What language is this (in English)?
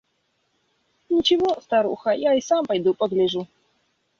Russian